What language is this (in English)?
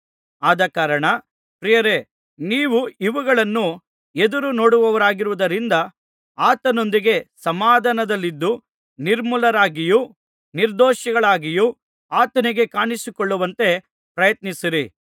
Kannada